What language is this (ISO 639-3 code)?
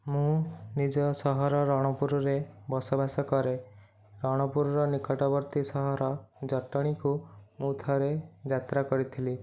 ori